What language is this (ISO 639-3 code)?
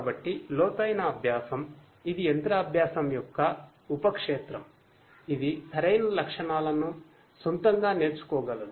tel